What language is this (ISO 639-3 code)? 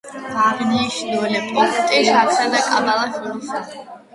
kat